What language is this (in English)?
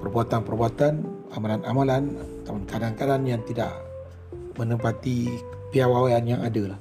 Malay